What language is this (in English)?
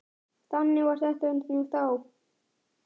Icelandic